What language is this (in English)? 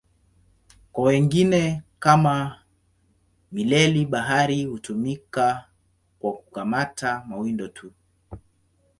Swahili